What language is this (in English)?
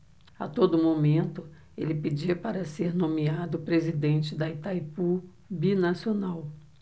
Portuguese